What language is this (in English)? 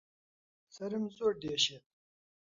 Central Kurdish